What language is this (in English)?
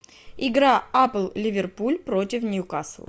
Russian